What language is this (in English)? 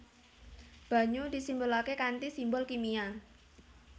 Javanese